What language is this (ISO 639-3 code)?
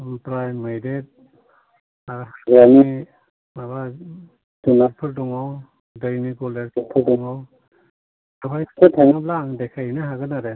brx